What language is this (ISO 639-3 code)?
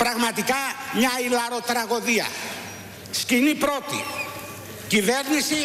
ell